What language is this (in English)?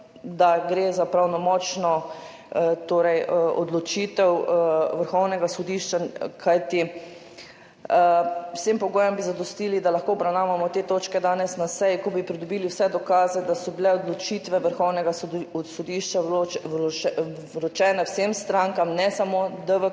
Slovenian